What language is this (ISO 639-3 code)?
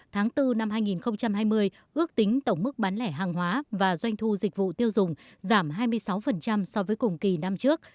vie